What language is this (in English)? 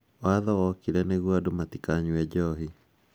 Kikuyu